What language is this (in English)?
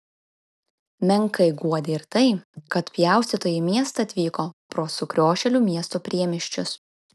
Lithuanian